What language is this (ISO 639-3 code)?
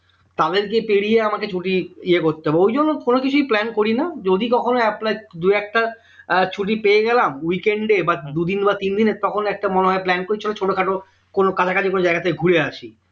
ben